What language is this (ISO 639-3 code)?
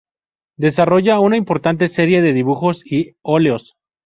spa